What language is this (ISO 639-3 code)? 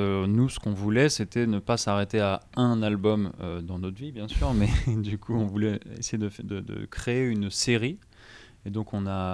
fra